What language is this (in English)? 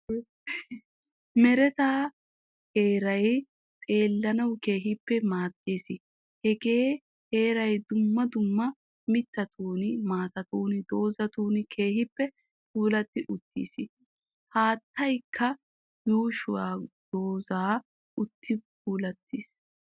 Wolaytta